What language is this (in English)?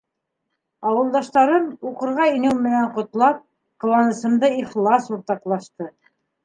Bashkir